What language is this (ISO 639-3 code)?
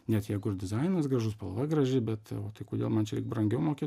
lit